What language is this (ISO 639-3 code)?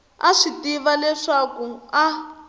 tso